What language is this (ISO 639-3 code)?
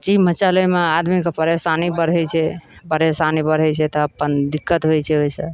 mai